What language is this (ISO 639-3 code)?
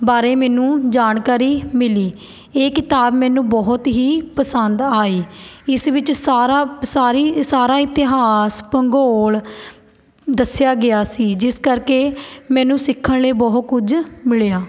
pan